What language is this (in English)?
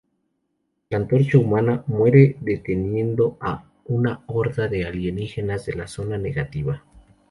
Spanish